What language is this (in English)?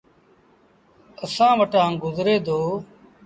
Sindhi Bhil